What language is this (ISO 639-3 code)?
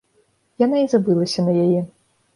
bel